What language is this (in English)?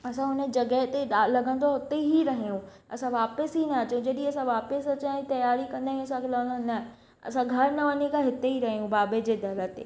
Sindhi